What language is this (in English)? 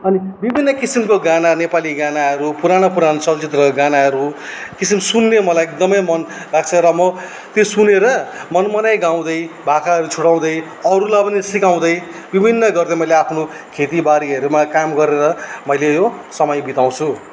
Nepali